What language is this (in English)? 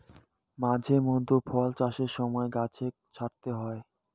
Bangla